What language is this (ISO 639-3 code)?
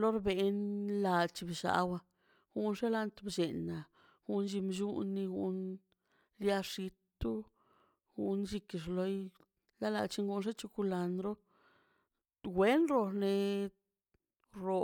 zpy